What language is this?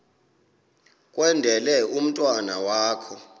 Xhosa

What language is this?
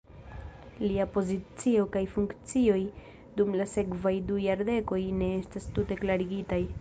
Esperanto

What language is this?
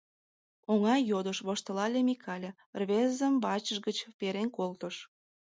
Mari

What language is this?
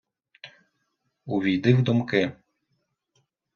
Ukrainian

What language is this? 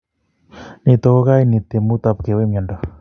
Kalenjin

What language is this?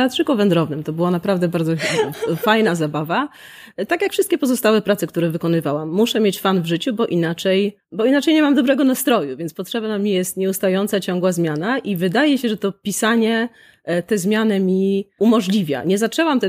Polish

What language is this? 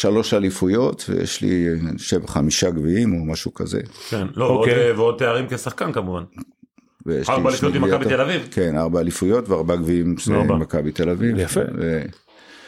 Hebrew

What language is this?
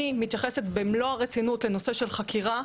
Hebrew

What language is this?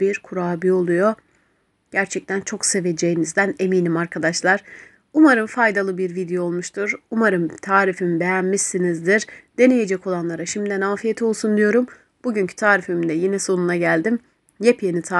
Turkish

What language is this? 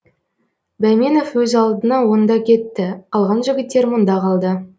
Kazakh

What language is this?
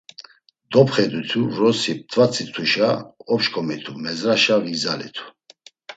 Laz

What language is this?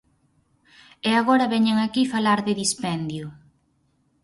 Galician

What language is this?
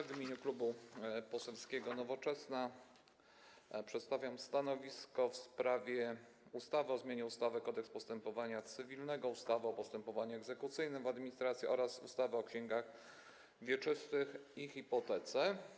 Polish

